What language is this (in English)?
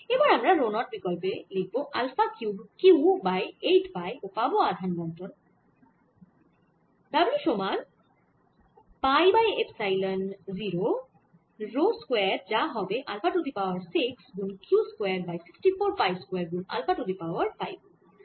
Bangla